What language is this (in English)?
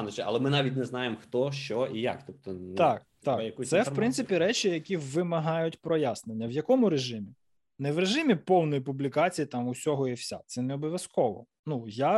Ukrainian